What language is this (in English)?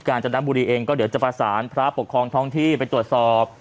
Thai